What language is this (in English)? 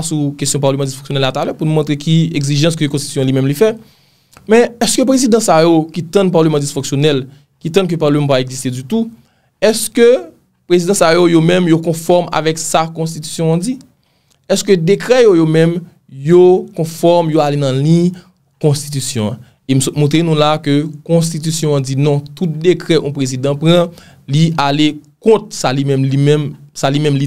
French